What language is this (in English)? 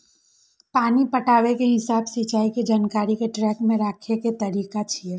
Maithili